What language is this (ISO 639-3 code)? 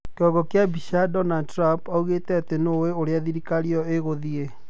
kik